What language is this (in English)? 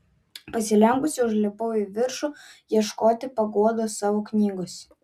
Lithuanian